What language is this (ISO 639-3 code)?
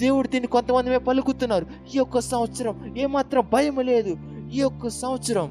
tel